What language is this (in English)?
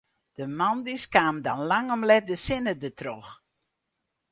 Western Frisian